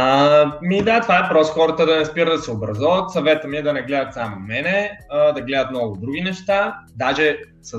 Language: Bulgarian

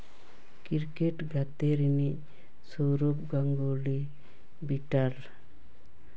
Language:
Santali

